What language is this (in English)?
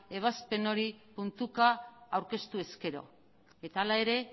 Basque